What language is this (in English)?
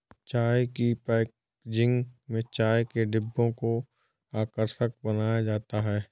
Hindi